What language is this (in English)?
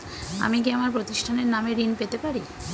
Bangla